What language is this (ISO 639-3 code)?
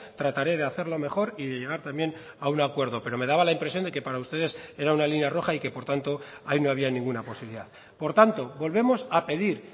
spa